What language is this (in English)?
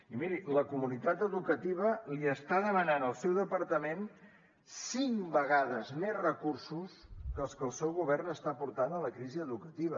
Catalan